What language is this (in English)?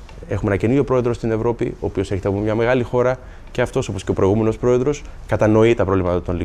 Greek